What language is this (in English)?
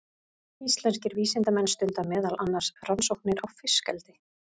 Icelandic